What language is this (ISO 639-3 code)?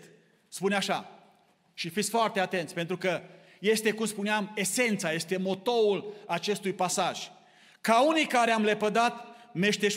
ron